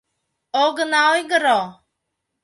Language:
Mari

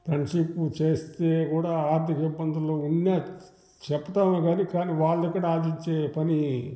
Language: Telugu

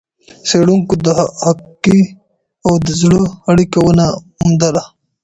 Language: Pashto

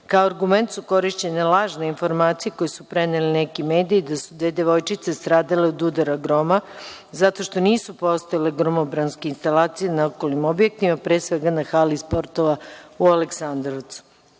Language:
Serbian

